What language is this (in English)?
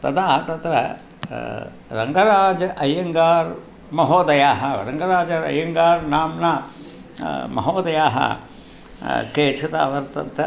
Sanskrit